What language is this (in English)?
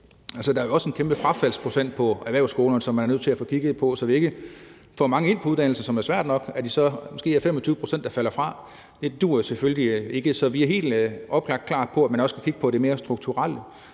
Danish